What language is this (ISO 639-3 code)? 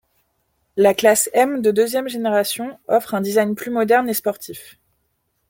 fra